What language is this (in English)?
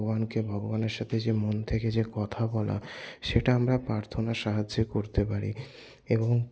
Bangla